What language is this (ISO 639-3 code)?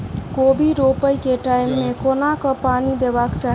mai